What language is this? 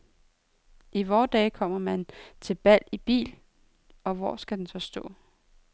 Danish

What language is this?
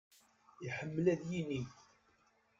Kabyle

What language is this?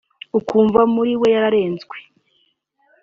Kinyarwanda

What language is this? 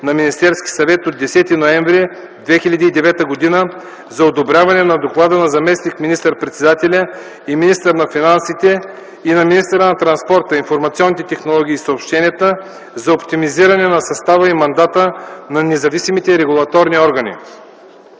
Bulgarian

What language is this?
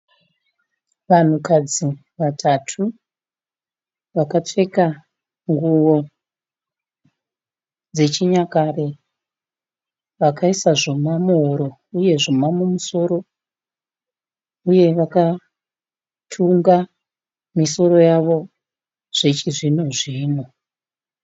Shona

